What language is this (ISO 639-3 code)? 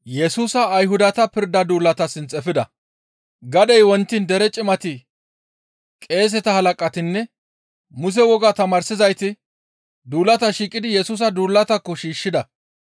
gmv